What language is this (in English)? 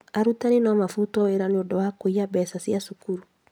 Kikuyu